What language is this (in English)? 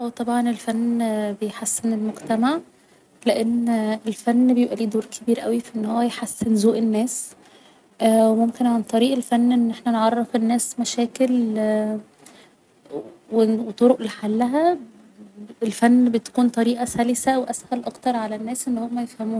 Egyptian Arabic